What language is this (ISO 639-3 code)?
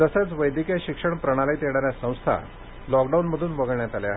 mar